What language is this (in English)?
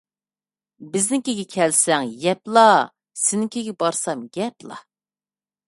Uyghur